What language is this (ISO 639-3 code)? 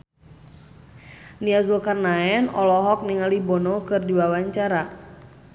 sun